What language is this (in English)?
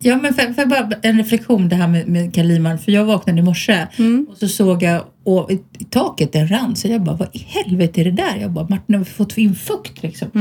Swedish